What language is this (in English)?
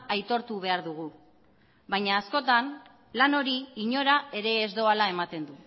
Basque